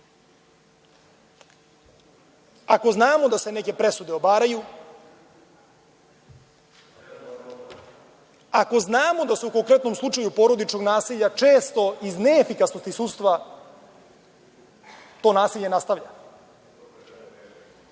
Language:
Serbian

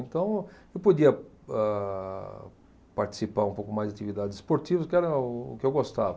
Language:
Portuguese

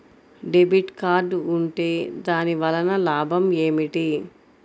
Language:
Telugu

